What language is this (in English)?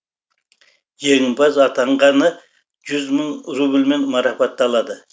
Kazakh